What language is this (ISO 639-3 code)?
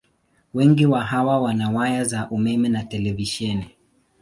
swa